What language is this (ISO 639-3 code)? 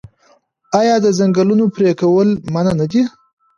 pus